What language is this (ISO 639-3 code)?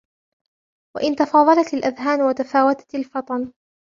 ara